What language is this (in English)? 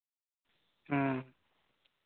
Santali